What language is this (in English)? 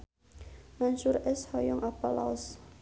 Sundanese